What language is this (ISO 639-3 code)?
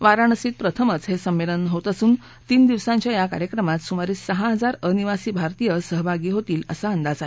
mar